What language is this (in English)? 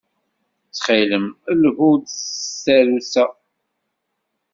Kabyle